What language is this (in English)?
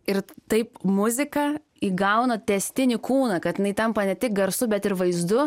Lithuanian